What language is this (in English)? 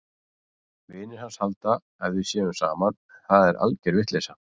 Icelandic